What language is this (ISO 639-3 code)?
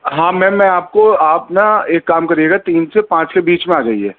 urd